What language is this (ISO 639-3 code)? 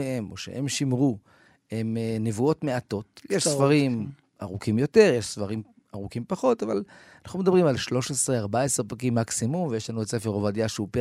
heb